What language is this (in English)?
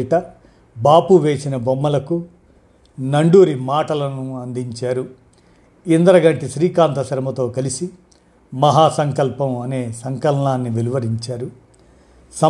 Telugu